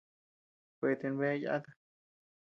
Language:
Tepeuxila Cuicatec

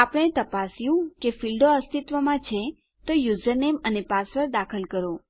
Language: Gujarati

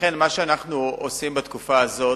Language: Hebrew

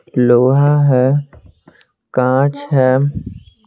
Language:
Hindi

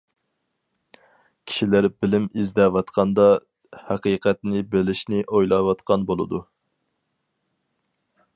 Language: Uyghur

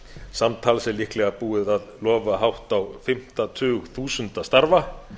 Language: Icelandic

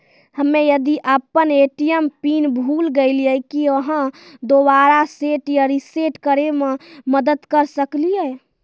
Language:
Maithili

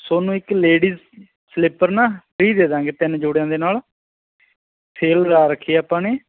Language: Punjabi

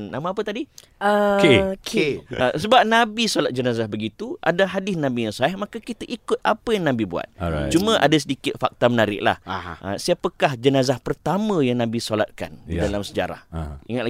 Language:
Malay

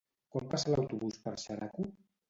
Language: Catalan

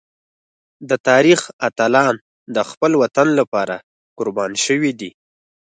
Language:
Pashto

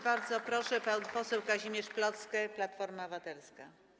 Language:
Polish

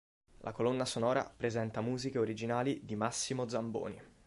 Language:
Italian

